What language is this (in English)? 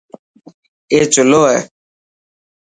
Dhatki